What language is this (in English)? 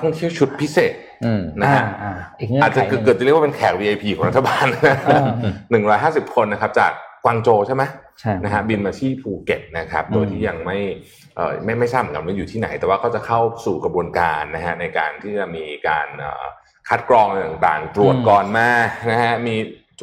Thai